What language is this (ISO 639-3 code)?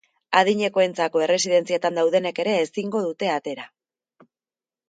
eus